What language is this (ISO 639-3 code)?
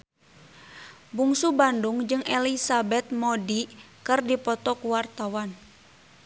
sun